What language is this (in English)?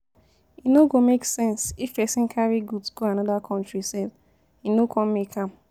Nigerian Pidgin